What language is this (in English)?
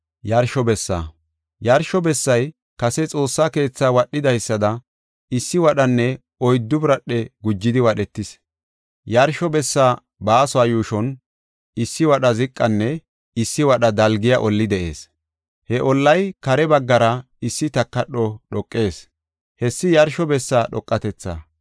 Gofa